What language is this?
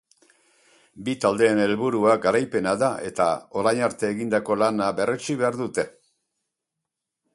Basque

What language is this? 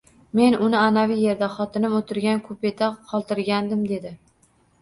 Uzbek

